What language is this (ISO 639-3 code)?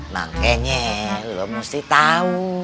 ind